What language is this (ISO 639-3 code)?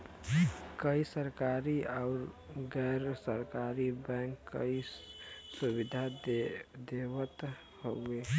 bho